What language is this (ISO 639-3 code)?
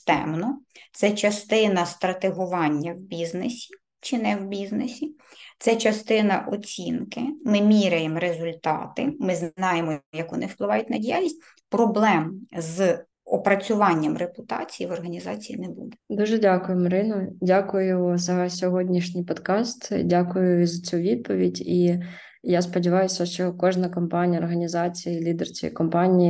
ukr